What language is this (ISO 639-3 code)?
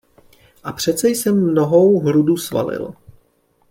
ces